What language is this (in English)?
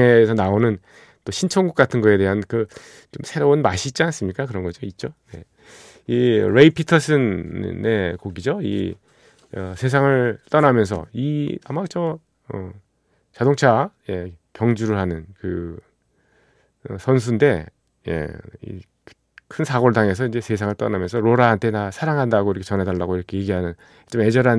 Korean